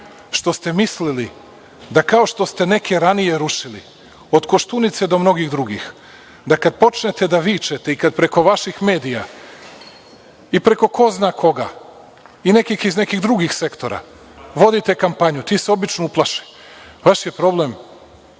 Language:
Serbian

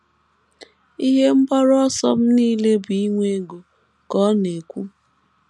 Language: Igbo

